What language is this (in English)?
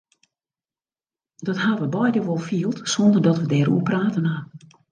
Western Frisian